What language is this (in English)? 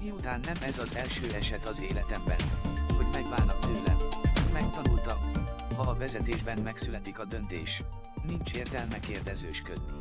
Hungarian